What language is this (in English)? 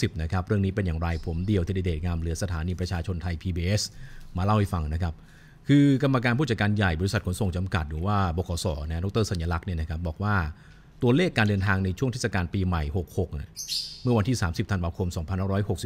Thai